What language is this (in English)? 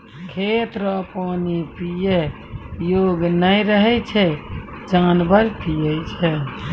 Maithili